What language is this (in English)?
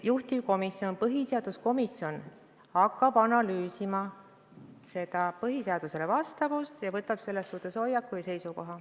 Estonian